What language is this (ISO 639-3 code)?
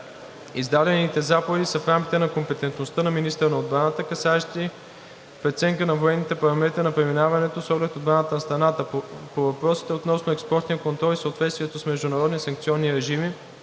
bul